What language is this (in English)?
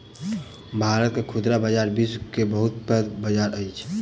Maithili